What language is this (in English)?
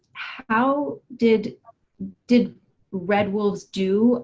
English